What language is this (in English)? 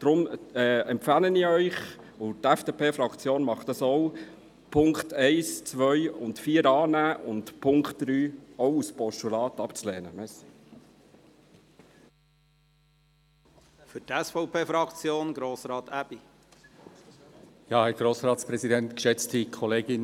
Swiss German